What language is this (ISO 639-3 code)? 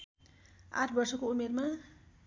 nep